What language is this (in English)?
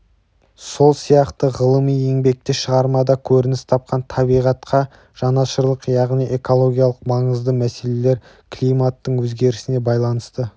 Kazakh